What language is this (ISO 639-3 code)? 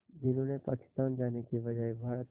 hin